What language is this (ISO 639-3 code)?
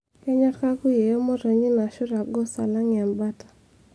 mas